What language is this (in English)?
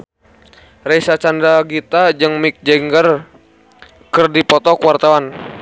Sundanese